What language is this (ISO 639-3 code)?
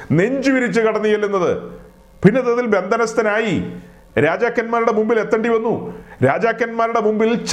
mal